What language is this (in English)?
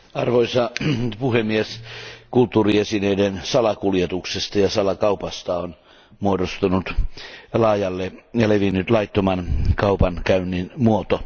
Finnish